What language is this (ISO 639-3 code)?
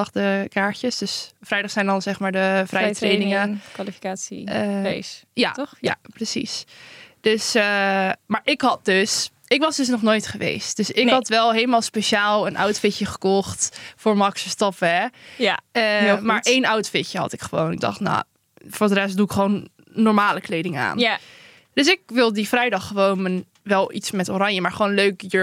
nld